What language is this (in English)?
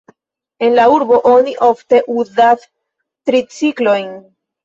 Esperanto